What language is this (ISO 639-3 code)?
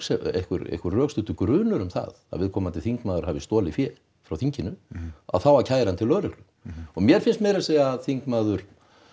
isl